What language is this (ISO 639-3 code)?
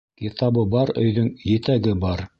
bak